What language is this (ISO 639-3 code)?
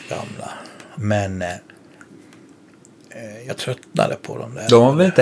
swe